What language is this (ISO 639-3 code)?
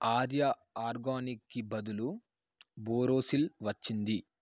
tel